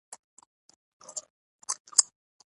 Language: Pashto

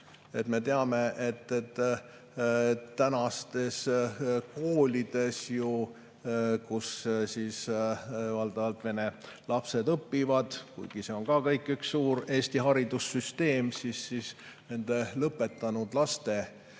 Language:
Estonian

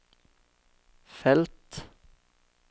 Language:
Norwegian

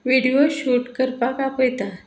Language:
Konkani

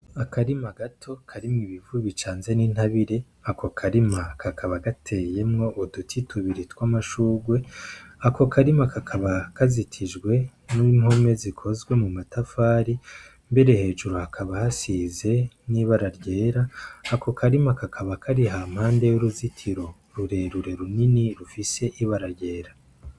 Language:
Rundi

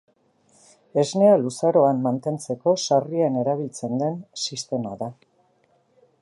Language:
Basque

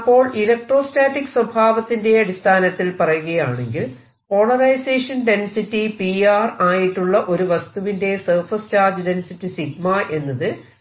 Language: Malayalam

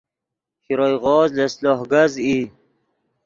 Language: Yidgha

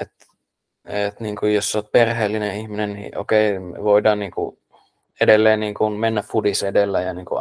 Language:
Finnish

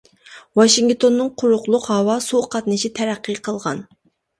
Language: Uyghur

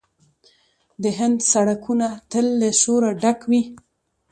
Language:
Pashto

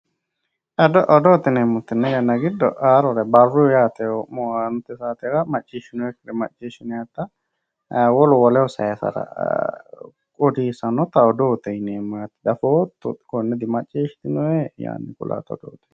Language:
Sidamo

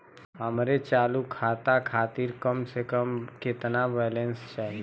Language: Bhojpuri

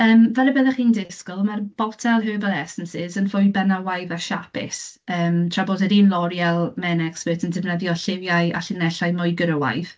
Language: Welsh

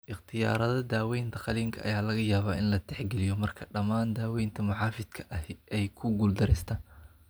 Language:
Somali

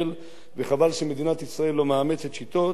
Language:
Hebrew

